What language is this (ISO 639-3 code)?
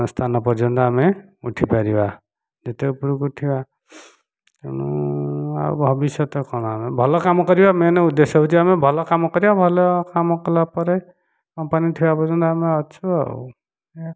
ori